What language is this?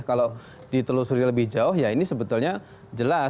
Indonesian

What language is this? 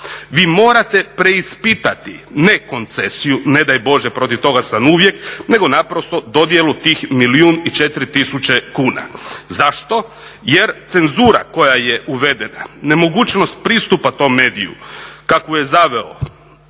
Croatian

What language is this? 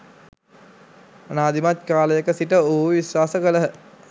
Sinhala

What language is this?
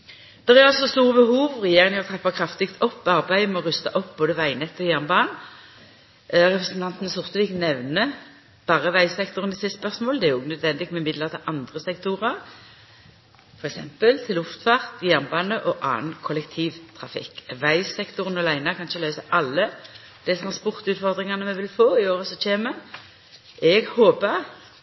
Norwegian Nynorsk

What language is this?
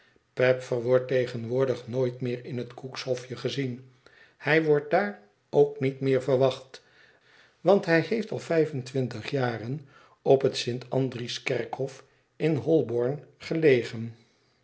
Dutch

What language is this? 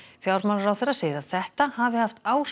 Icelandic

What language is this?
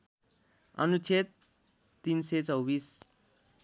Nepali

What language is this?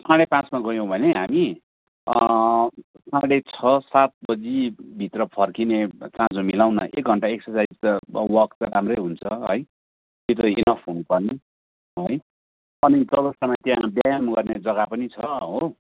Nepali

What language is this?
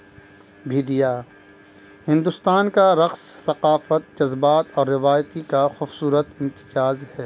Urdu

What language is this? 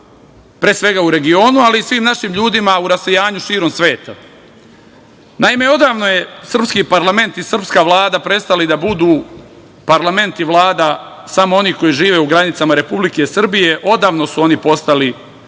Serbian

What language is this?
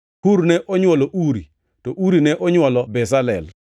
Luo (Kenya and Tanzania)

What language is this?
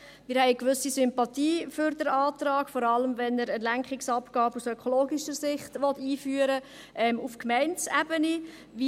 Swiss German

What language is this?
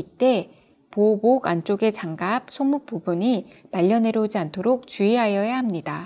Korean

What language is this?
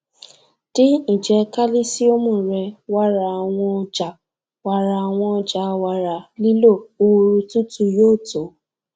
Yoruba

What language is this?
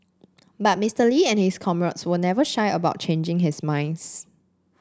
English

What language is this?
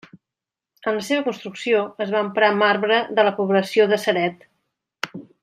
Catalan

